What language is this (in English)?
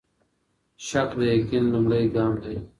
Pashto